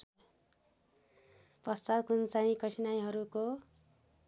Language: Nepali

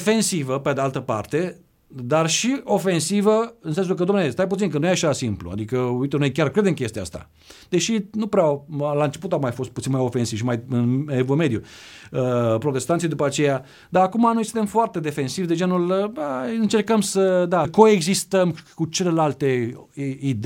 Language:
Romanian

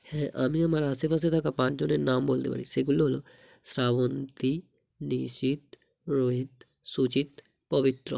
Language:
Bangla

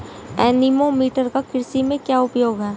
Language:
Hindi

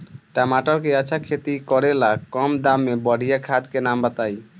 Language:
Bhojpuri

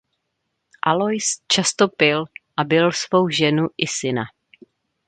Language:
Czech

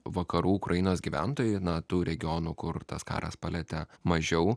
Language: Lithuanian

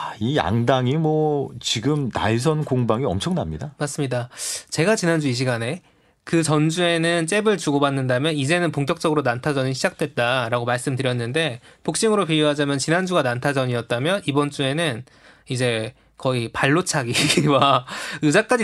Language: Korean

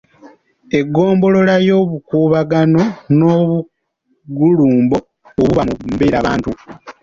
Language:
Ganda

